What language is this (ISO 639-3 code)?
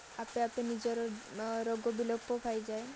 ori